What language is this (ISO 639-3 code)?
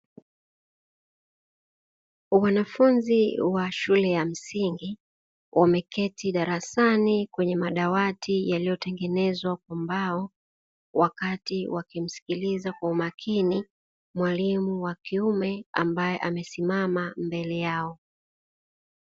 swa